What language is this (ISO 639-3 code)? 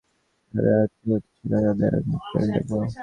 ben